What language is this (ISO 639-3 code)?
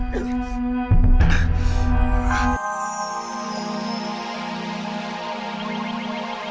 ind